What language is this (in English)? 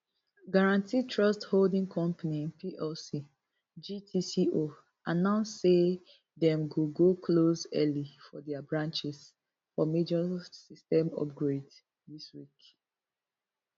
Nigerian Pidgin